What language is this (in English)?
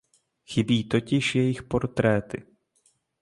Czech